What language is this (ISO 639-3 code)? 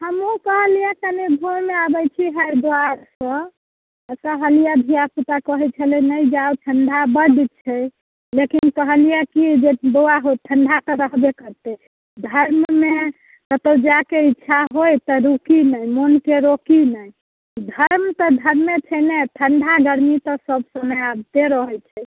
mai